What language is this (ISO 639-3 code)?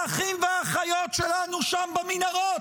heb